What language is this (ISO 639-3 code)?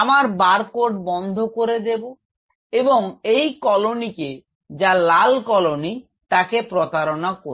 ben